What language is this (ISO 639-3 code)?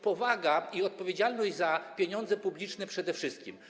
pol